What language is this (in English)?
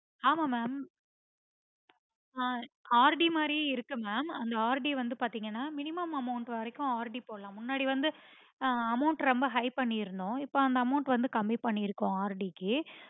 Tamil